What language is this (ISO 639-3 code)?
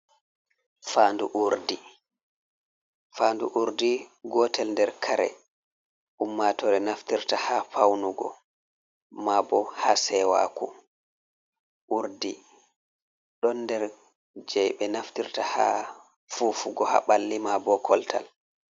ful